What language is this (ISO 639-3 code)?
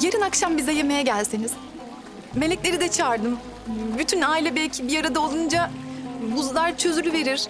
tur